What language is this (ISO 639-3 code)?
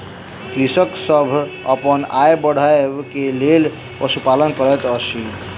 mai